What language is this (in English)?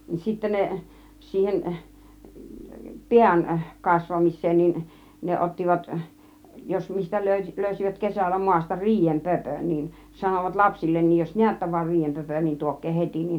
Finnish